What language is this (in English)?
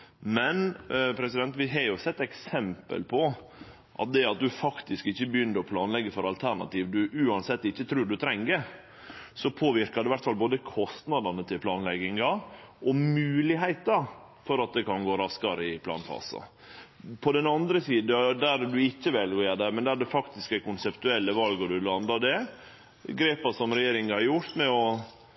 Norwegian Nynorsk